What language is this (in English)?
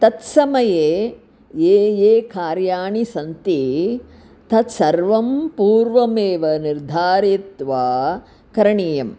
Sanskrit